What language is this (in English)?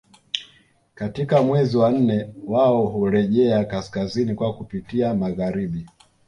Swahili